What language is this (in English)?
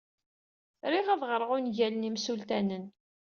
Kabyle